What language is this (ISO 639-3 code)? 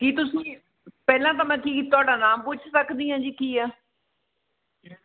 pan